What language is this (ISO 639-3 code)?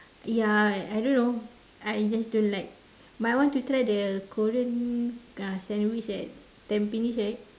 eng